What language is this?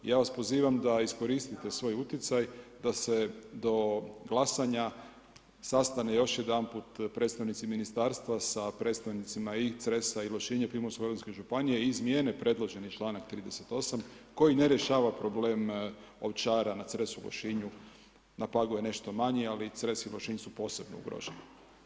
Croatian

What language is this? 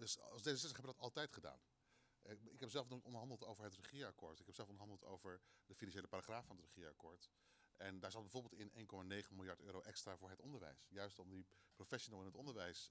Dutch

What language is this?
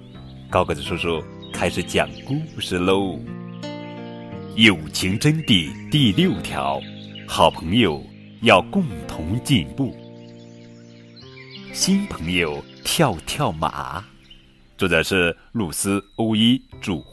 Chinese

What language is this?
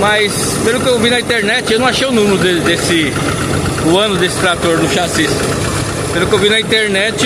Portuguese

